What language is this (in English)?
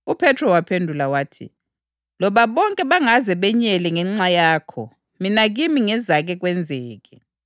North Ndebele